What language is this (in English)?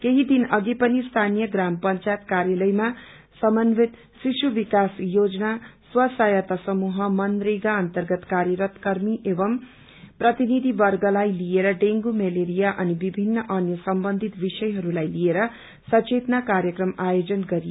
Nepali